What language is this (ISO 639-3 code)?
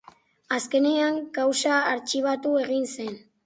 eus